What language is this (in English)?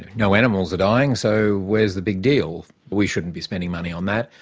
English